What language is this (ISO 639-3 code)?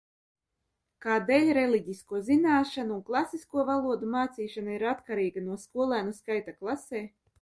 lav